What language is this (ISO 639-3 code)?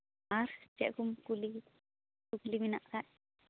sat